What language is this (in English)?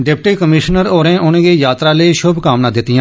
Dogri